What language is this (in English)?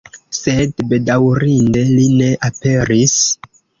Esperanto